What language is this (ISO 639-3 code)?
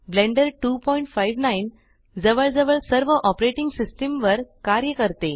mar